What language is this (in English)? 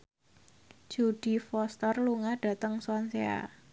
Javanese